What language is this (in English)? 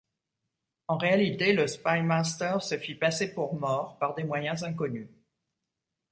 French